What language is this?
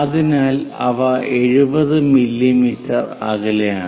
Malayalam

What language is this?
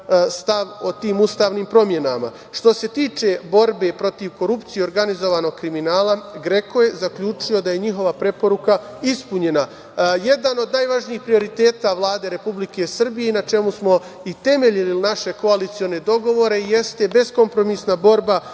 Serbian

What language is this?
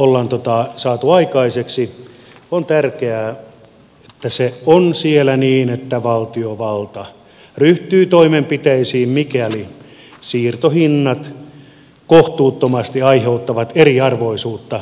Finnish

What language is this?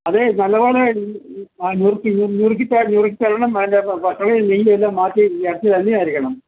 Malayalam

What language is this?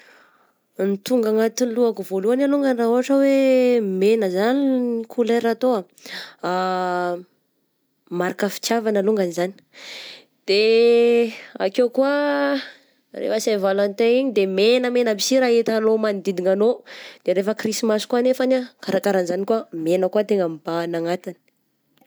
Southern Betsimisaraka Malagasy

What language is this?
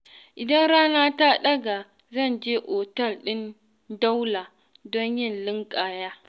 Hausa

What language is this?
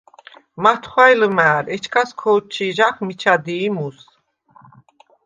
Svan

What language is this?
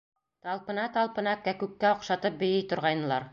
Bashkir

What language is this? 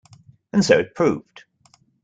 English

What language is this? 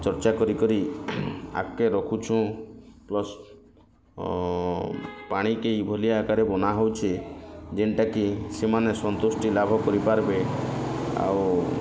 Odia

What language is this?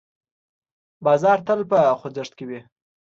Pashto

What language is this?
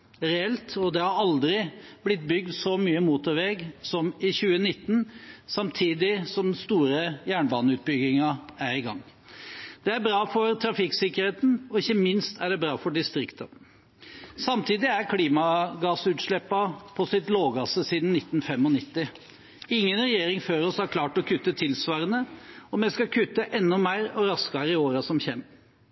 Norwegian Bokmål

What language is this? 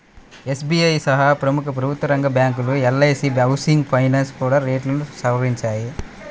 Telugu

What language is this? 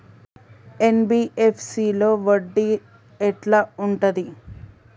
Telugu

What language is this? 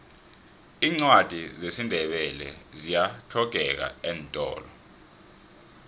South Ndebele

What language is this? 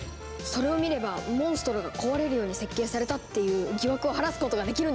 Japanese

